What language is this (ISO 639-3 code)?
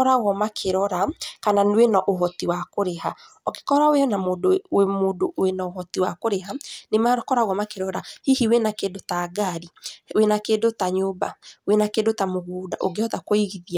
kik